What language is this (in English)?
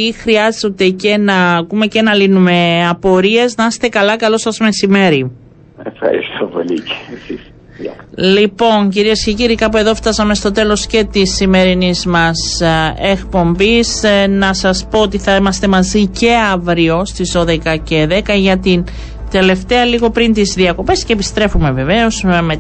Greek